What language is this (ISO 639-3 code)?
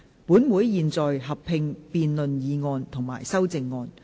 yue